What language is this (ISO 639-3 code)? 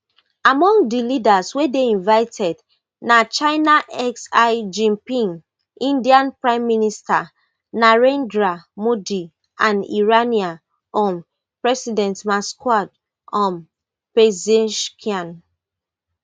pcm